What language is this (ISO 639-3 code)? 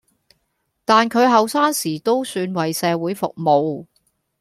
yue